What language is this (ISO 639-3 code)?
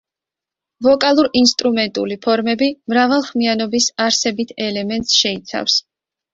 kat